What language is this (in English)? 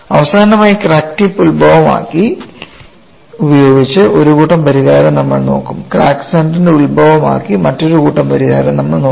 Malayalam